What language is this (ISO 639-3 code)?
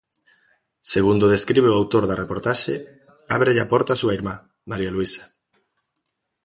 glg